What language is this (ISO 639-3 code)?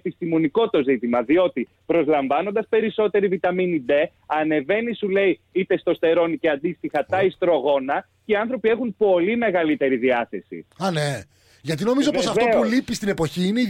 ell